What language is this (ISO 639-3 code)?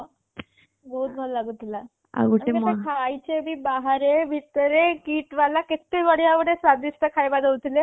ori